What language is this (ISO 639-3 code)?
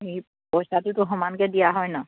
asm